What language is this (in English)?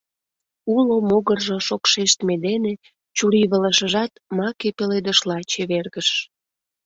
Mari